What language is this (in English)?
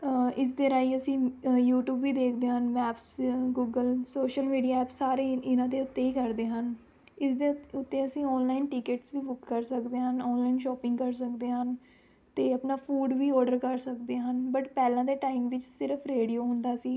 Punjabi